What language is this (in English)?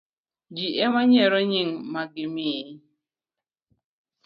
Luo (Kenya and Tanzania)